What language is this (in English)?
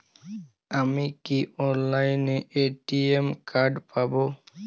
Bangla